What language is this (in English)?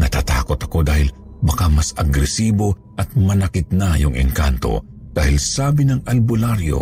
Filipino